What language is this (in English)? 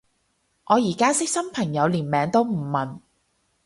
Cantonese